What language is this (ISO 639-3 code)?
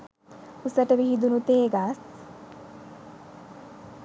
sin